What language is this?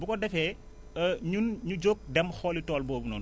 Wolof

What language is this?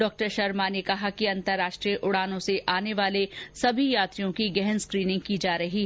Hindi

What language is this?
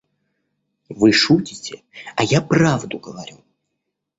Russian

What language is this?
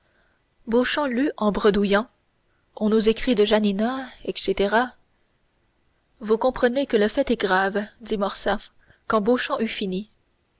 French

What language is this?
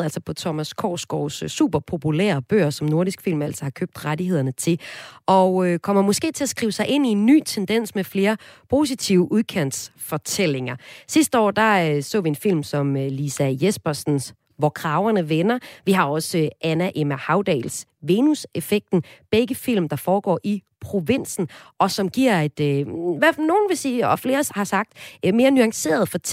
Danish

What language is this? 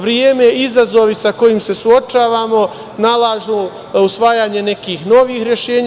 Serbian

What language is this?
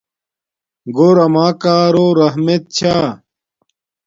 Domaaki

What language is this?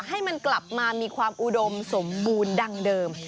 Thai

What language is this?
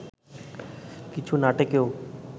Bangla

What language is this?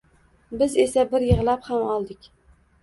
Uzbek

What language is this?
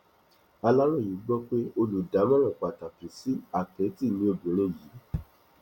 Yoruba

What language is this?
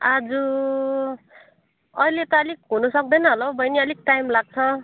Nepali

